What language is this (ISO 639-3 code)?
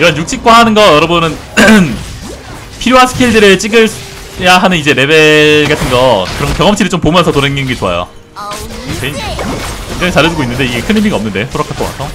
kor